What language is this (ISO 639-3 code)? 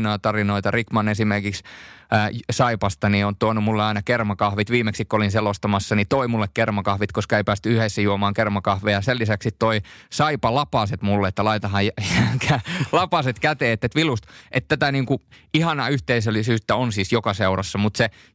fin